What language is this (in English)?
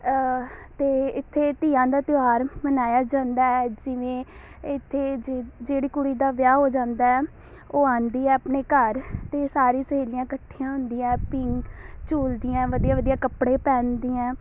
Punjabi